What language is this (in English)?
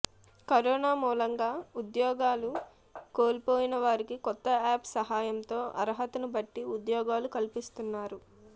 Telugu